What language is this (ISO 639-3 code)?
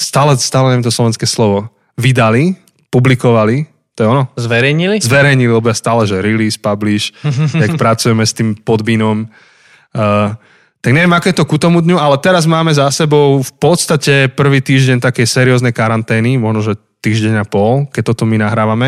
slk